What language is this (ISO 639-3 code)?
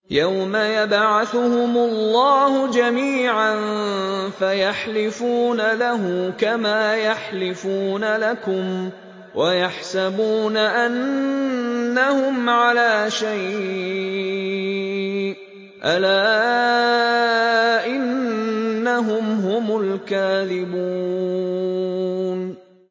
ara